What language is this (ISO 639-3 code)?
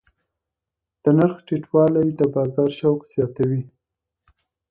pus